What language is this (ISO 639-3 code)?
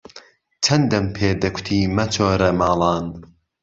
ckb